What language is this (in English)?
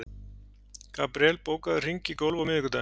Icelandic